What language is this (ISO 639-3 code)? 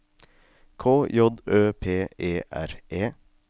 nor